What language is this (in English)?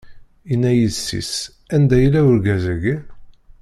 Kabyle